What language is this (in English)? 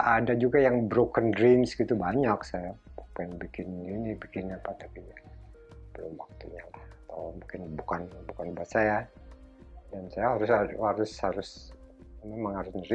Indonesian